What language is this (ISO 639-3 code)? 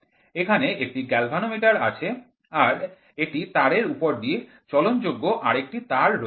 ben